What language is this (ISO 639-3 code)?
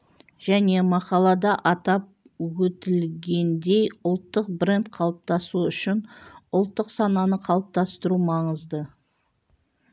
kaz